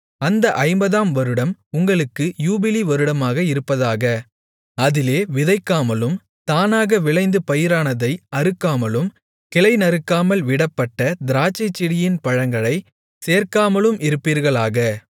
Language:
Tamil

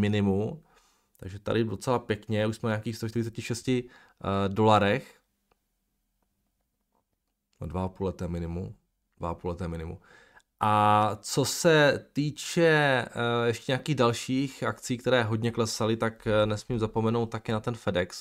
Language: Czech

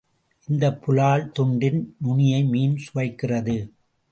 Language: Tamil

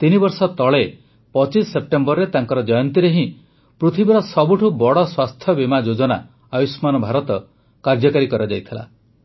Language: Odia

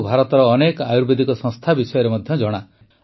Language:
Odia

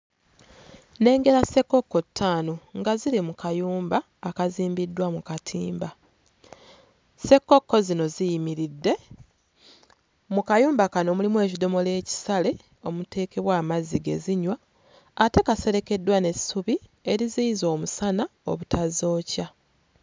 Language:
Ganda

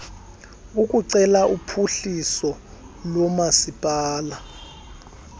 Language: Xhosa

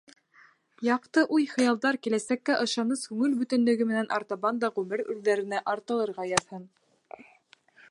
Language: Bashkir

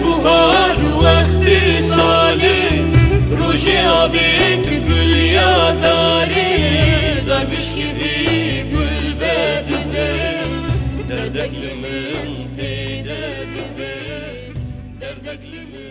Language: Turkish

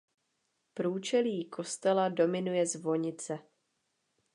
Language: Czech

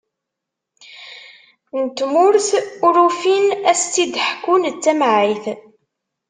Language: Kabyle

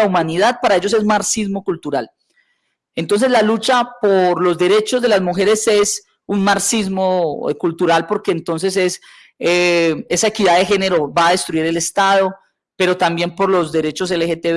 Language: Spanish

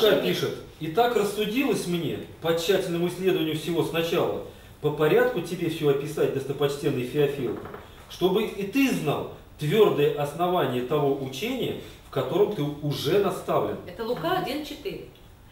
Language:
Russian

